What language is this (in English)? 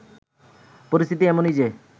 Bangla